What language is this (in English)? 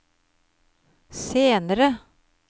Norwegian